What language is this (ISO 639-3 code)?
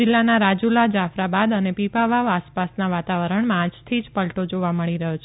guj